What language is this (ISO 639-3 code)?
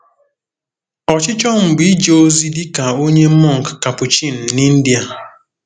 ibo